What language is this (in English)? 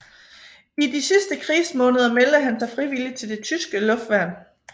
Danish